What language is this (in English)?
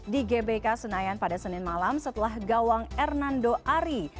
Indonesian